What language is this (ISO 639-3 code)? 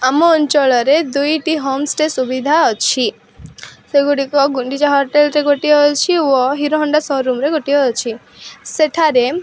ori